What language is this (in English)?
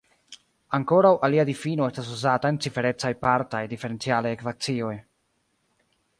Esperanto